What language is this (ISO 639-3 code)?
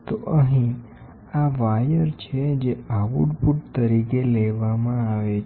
guj